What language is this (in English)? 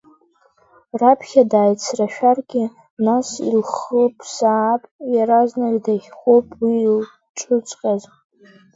Abkhazian